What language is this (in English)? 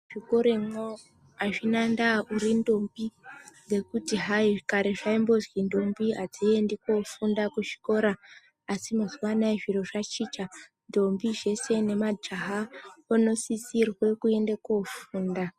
Ndau